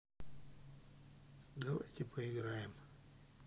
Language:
Russian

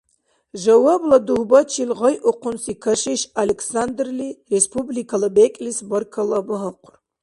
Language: Dargwa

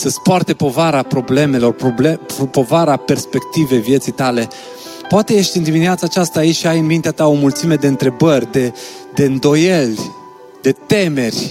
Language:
Romanian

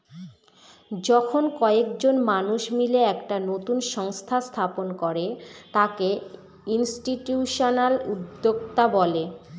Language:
Bangla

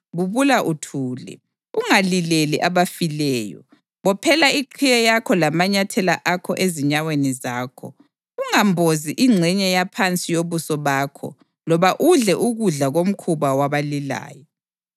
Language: North Ndebele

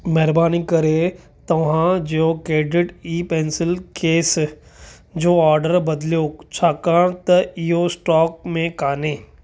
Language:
Sindhi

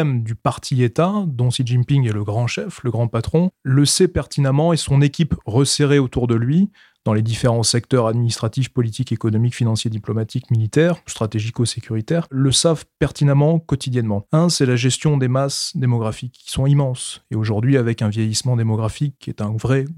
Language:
French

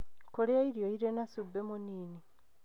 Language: Kikuyu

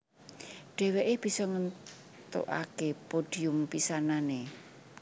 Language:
Javanese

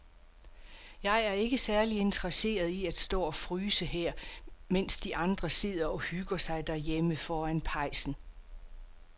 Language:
Danish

